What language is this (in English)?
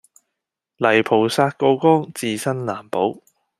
Cantonese